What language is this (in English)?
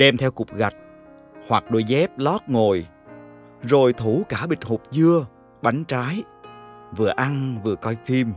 Vietnamese